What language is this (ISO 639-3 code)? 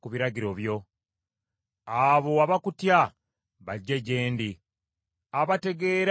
lug